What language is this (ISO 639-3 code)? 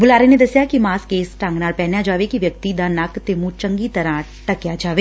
pan